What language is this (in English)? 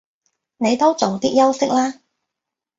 Cantonese